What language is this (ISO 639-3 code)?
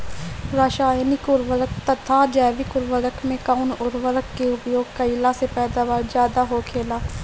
bho